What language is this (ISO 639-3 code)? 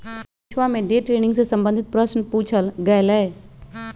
mag